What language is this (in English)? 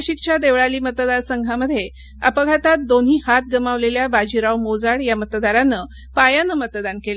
Marathi